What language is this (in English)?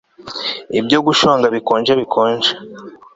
Kinyarwanda